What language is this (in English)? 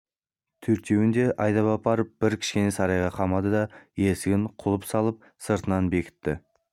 Kazakh